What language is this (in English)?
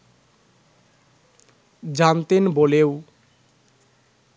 Bangla